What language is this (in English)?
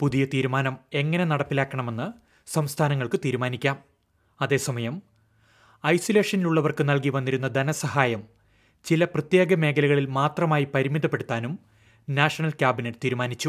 Malayalam